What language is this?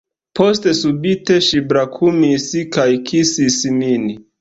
Esperanto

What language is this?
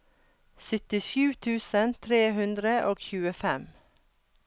Norwegian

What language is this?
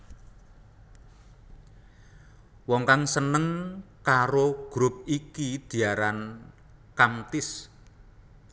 Javanese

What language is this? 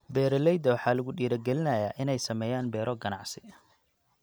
Somali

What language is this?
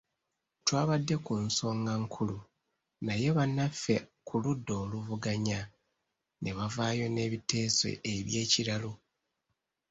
Ganda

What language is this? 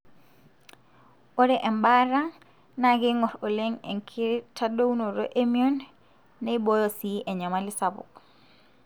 Masai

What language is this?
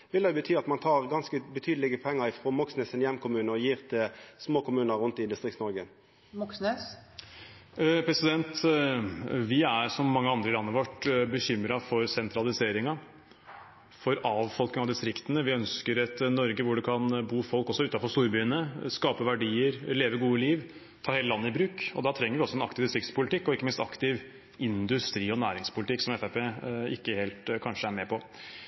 Norwegian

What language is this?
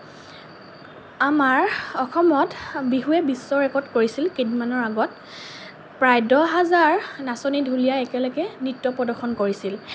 Assamese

